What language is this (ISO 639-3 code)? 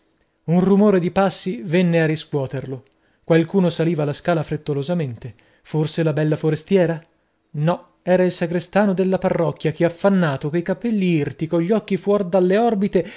ita